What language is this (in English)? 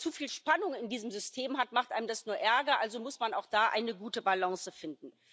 German